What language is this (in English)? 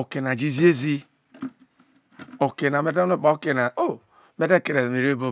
Isoko